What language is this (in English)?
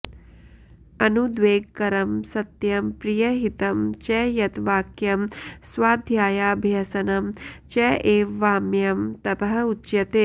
Sanskrit